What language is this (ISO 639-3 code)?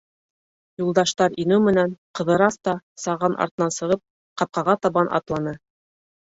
bak